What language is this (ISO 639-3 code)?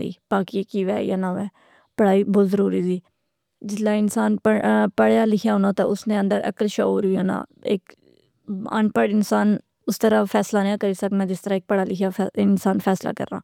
phr